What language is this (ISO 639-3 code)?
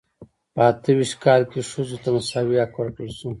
pus